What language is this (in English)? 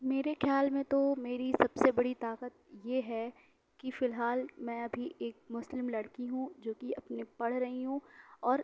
Urdu